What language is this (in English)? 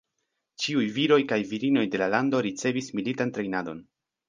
Esperanto